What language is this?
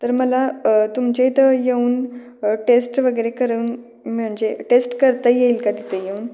Marathi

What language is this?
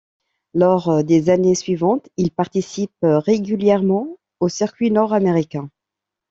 French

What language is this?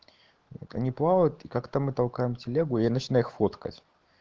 Russian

